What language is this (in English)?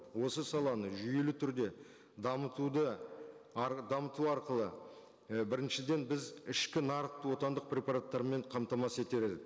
Kazakh